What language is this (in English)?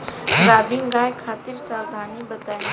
Bhojpuri